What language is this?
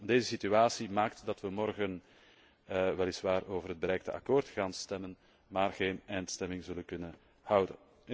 Dutch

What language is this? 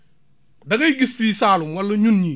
Wolof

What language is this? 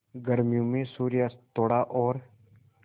Hindi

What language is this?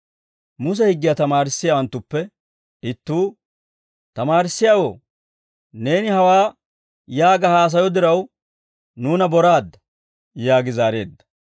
Dawro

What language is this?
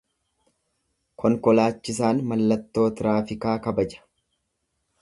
Oromo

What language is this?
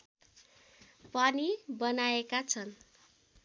Nepali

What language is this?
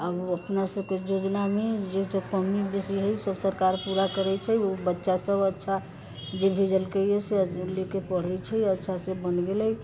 Maithili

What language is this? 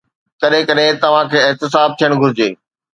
Sindhi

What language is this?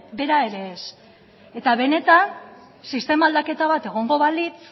Basque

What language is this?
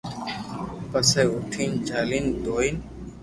Loarki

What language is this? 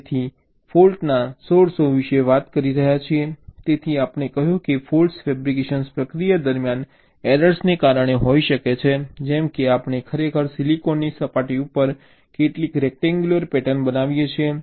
Gujarati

